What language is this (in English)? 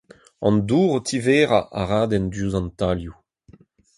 Breton